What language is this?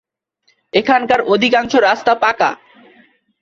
Bangla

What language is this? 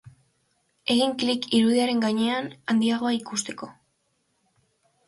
Basque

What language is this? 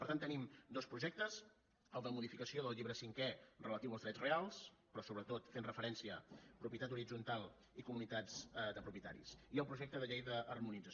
Catalan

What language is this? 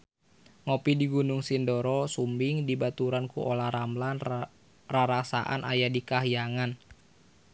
Sundanese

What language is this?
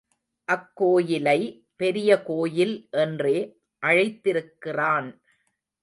Tamil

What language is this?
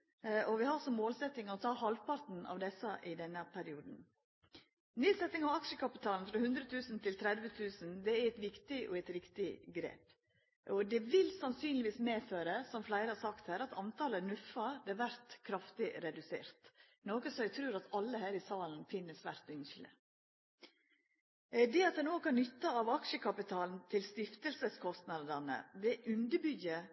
Norwegian Nynorsk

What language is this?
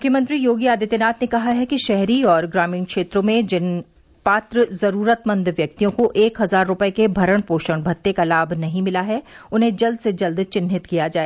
Hindi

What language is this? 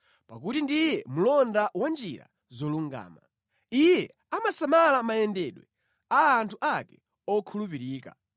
Nyanja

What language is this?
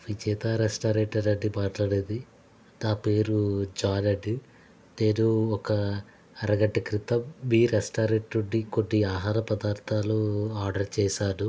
Telugu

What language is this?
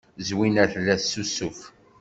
Kabyle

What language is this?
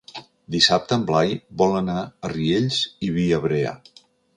Catalan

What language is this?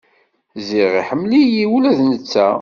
Kabyle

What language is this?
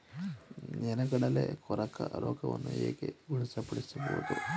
Kannada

